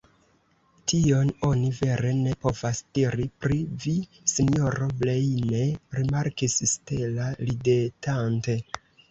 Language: Esperanto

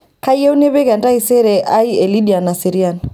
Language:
Masai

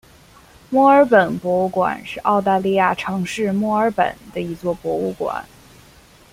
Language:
Chinese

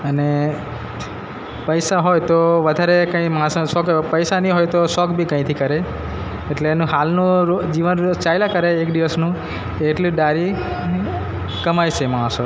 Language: Gujarati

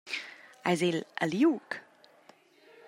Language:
Romansh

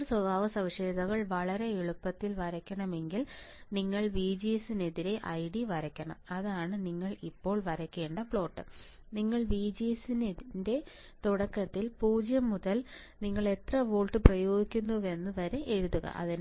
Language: Malayalam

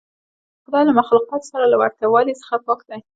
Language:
Pashto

